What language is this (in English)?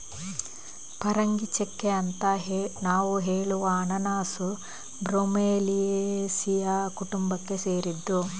Kannada